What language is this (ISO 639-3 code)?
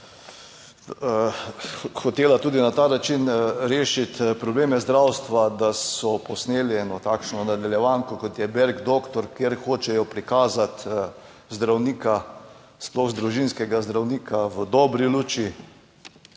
slv